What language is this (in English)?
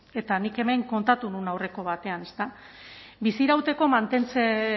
Basque